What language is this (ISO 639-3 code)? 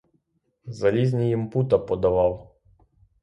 ukr